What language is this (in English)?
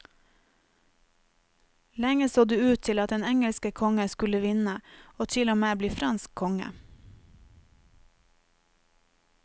Norwegian